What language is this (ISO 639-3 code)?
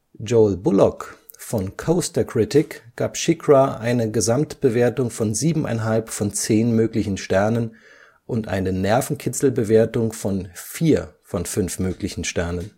deu